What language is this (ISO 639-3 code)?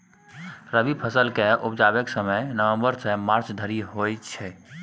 mai